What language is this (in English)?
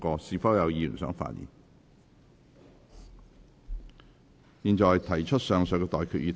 Cantonese